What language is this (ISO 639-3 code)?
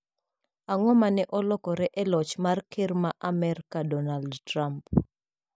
luo